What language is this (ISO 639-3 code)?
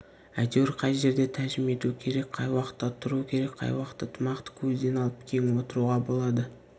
kaz